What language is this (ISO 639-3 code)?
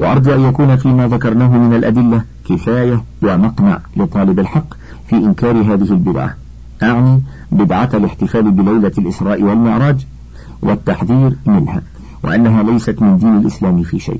ara